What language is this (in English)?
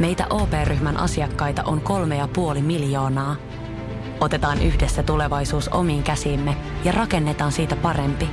Finnish